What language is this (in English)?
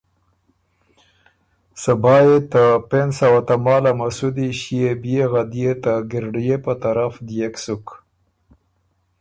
Ormuri